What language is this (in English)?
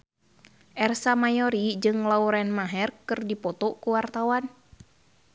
Sundanese